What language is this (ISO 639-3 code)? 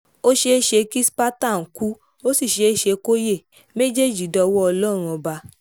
yor